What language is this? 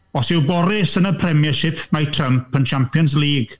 Welsh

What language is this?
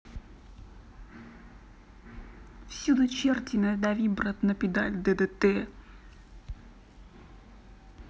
Russian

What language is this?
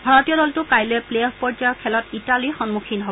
Assamese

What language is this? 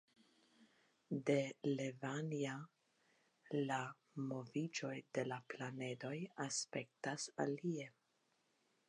Esperanto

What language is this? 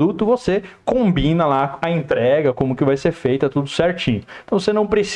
Portuguese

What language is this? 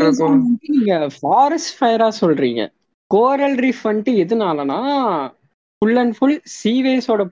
Tamil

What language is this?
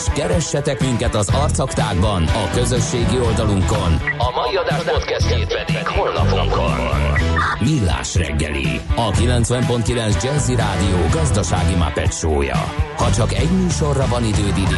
Hungarian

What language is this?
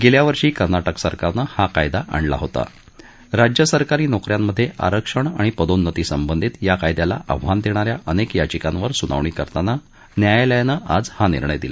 Marathi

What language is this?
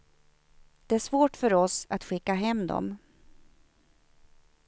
Swedish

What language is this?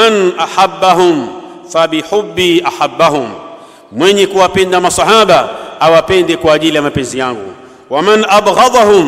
Arabic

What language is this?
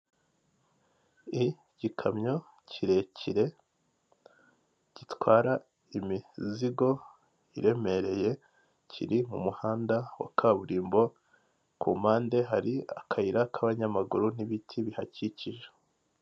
Kinyarwanda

